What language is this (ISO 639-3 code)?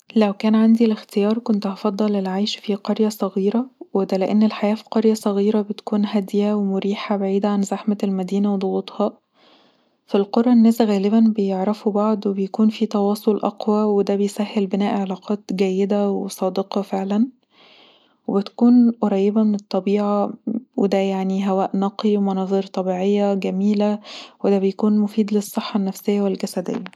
arz